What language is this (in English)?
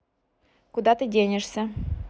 Russian